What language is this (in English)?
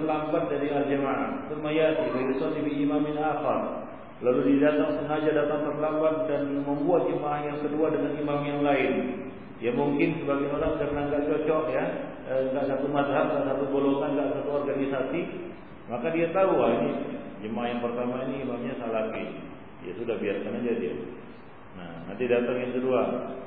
Malay